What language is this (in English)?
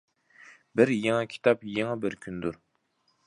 Uyghur